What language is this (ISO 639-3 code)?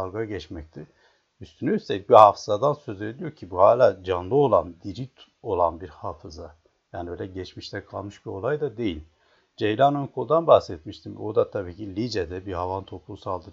tur